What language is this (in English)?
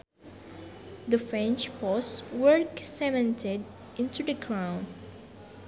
Sundanese